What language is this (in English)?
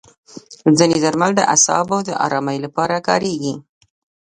Pashto